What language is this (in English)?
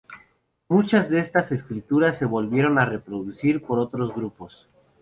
Spanish